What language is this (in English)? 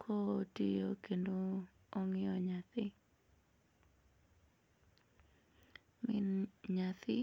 Luo (Kenya and Tanzania)